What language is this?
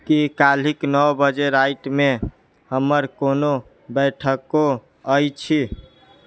Maithili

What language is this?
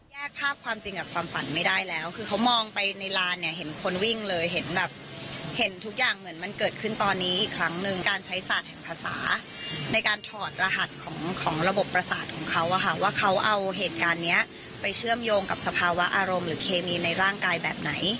Thai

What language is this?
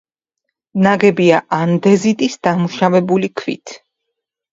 Georgian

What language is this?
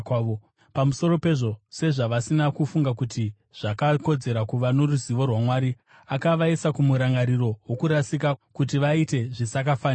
Shona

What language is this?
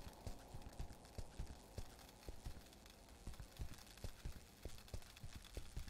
French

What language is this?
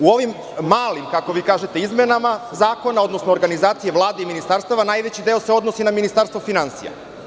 Serbian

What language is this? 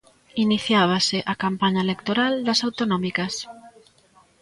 Galician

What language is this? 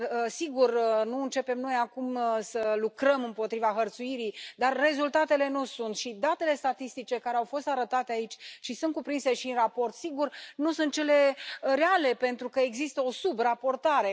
Romanian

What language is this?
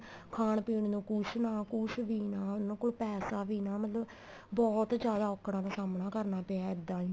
Punjabi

